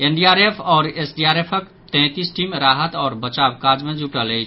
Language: Maithili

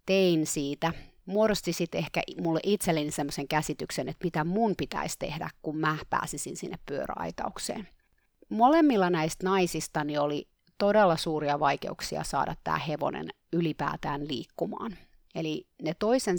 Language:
Finnish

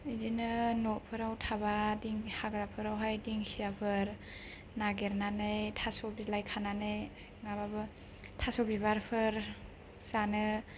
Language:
Bodo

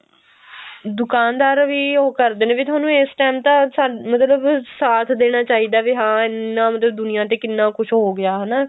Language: Punjabi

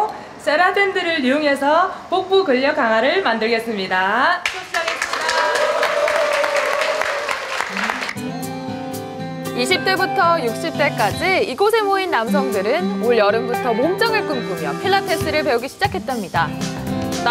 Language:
Korean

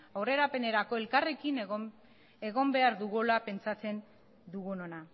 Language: Basque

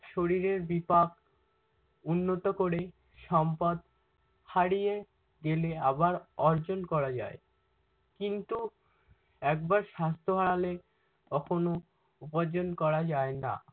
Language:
Bangla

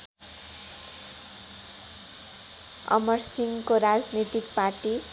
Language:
Nepali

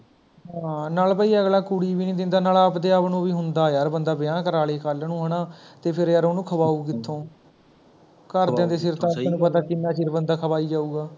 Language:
Punjabi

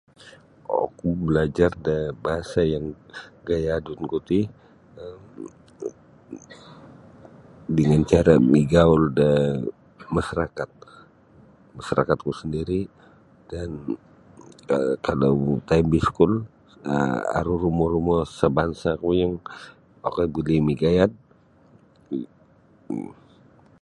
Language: Sabah Bisaya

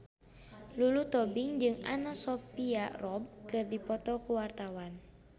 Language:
Sundanese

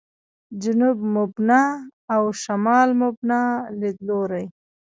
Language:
Pashto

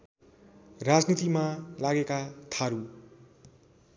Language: Nepali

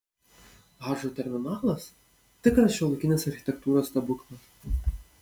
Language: Lithuanian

